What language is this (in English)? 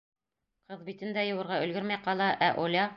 Bashkir